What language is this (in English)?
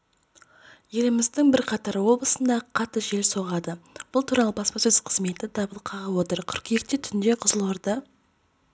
Kazakh